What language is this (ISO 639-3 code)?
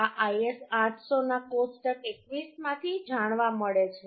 guj